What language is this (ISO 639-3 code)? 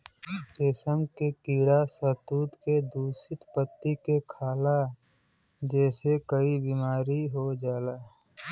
bho